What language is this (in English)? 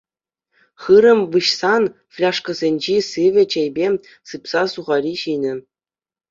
Chuvash